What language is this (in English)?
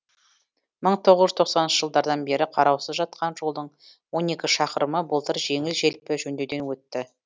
Kazakh